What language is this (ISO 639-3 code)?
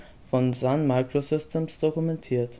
deu